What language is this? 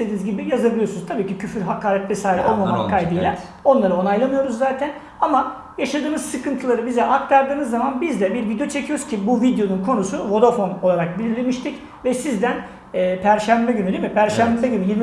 Turkish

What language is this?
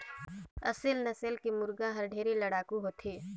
Chhattisgarhi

